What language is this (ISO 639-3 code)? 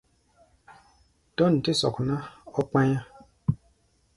gba